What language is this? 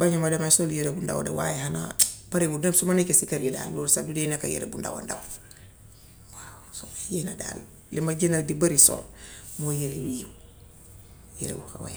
Gambian Wolof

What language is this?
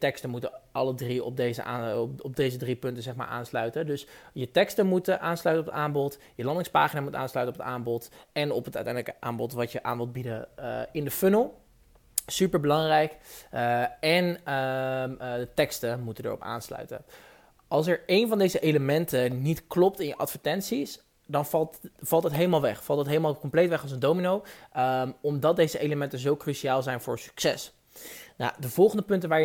Dutch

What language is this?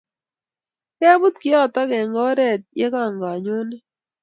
Kalenjin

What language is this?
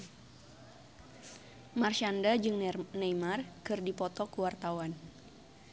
Sundanese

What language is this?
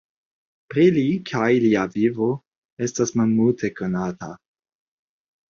Esperanto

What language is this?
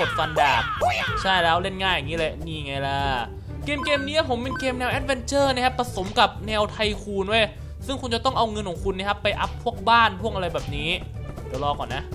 Thai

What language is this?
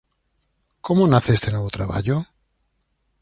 Galician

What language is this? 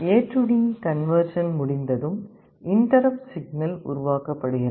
Tamil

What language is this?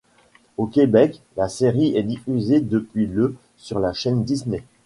French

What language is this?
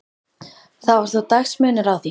Icelandic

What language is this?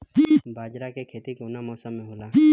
Bhojpuri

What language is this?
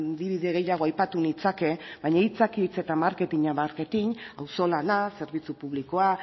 Basque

